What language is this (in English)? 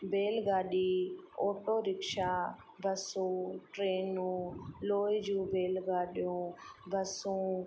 Sindhi